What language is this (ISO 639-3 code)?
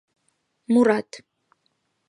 chm